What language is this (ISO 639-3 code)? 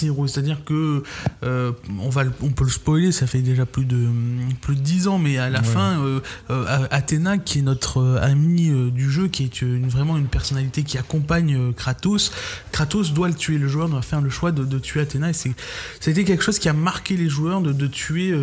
fra